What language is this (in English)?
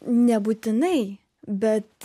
Lithuanian